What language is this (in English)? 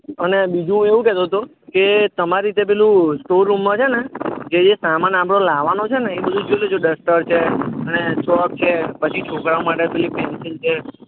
Gujarati